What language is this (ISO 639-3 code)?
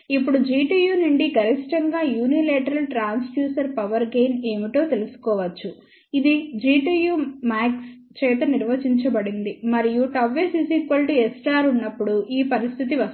tel